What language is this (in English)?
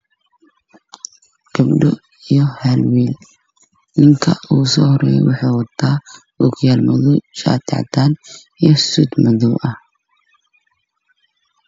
Somali